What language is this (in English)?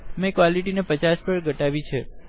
Gujarati